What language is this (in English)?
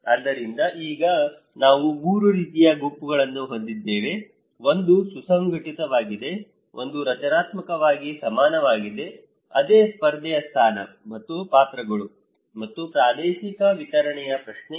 Kannada